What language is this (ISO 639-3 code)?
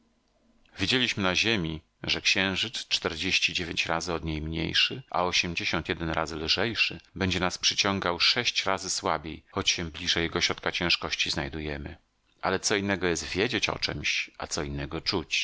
pol